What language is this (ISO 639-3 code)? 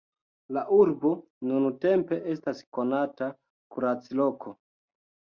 epo